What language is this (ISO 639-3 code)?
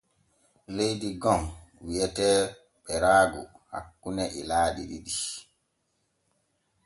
fue